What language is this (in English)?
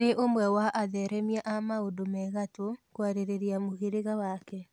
Kikuyu